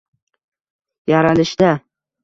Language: Uzbek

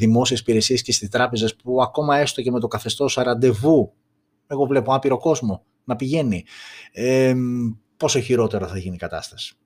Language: Greek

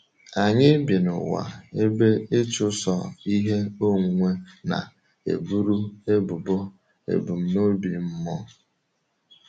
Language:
Igbo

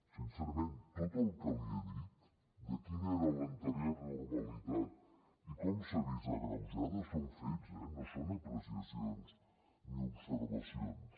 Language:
Catalan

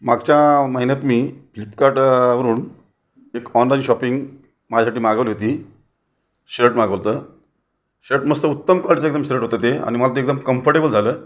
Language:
Marathi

